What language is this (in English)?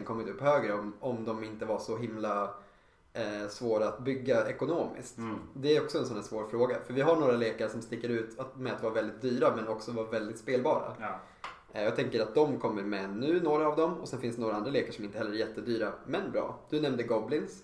Swedish